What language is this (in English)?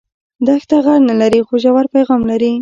Pashto